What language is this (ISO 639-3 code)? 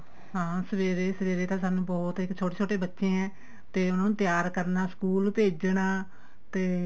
pan